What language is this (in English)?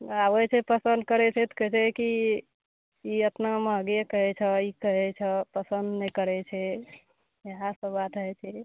Maithili